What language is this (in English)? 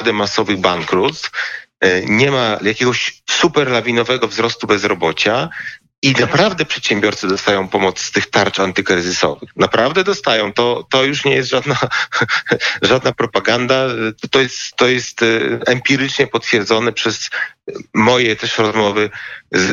Polish